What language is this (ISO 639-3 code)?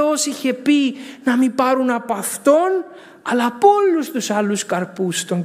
ell